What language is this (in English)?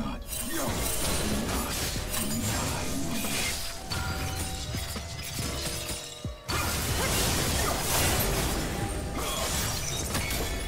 Czech